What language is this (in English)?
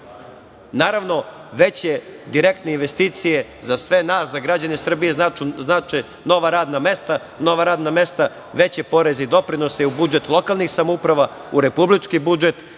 Serbian